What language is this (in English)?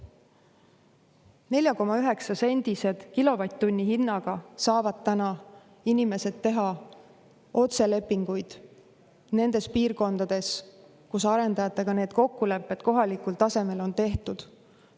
Estonian